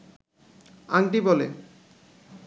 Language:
Bangla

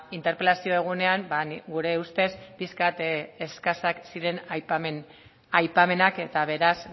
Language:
Basque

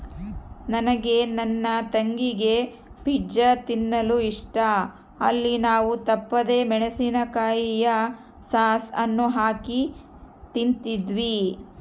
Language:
Kannada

